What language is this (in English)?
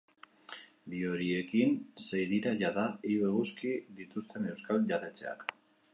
Basque